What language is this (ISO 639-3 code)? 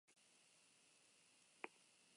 eus